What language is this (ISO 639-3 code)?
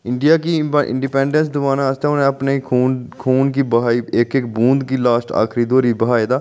doi